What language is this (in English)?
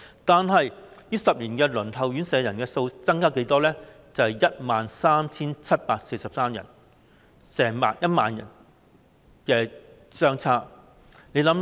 Cantonese